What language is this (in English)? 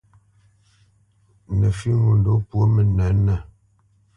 Bamenyam